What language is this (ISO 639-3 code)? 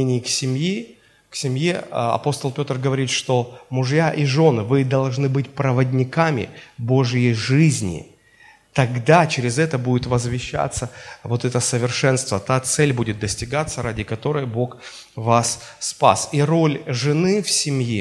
rus